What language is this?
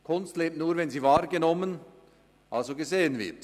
Swiss German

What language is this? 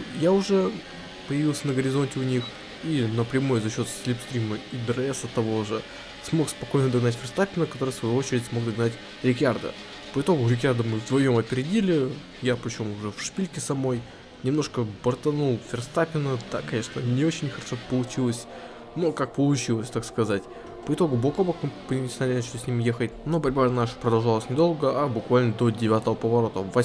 Russian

